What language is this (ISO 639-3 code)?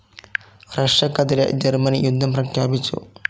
mal